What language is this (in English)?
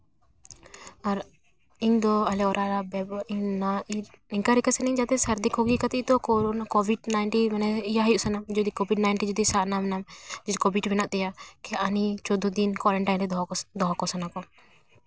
Santali